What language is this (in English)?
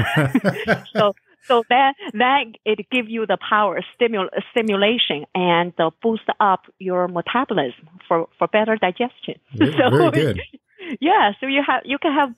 English